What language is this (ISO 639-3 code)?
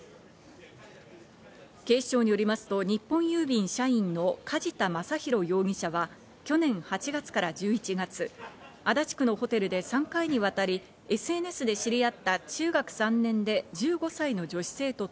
jpn